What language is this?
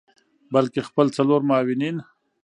Pashto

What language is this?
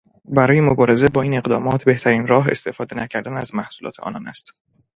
Persian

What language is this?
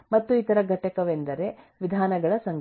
Kannada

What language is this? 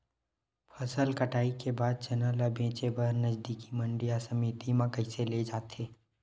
Chhattisgarhi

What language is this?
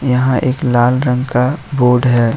Hindi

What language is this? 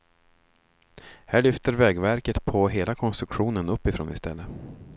Swedish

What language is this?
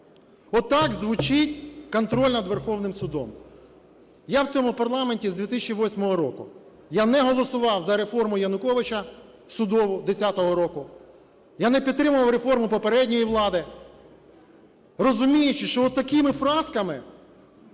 Ukrainian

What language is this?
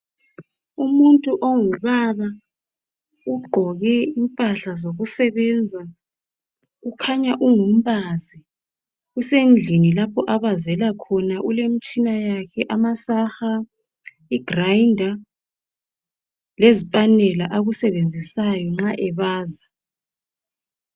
North Ndebele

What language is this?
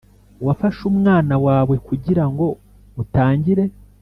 Kinyarwanda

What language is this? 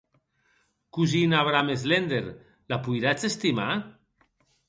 Occitan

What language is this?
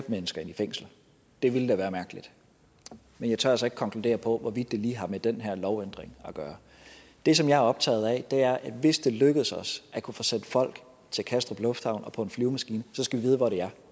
Danish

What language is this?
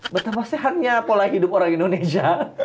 Indonesian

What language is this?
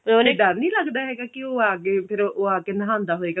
Punjabi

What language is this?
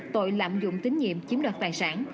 Vietnamese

